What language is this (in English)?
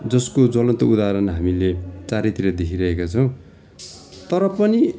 Nepali